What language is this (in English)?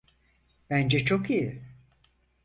Turkish